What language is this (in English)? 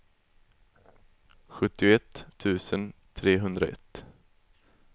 Swedish